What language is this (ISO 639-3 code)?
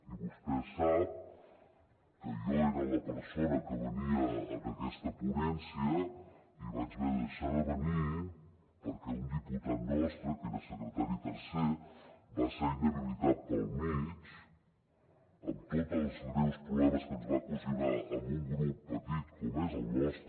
cat